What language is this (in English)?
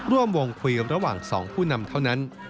Thai